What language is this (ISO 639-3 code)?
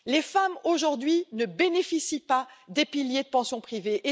fra